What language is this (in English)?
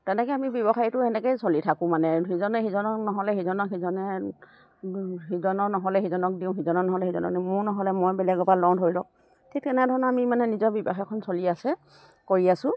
Assamese